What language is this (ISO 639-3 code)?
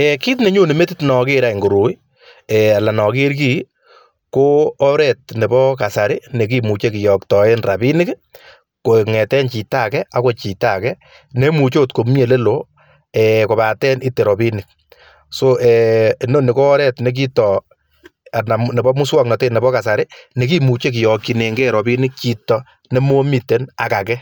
kln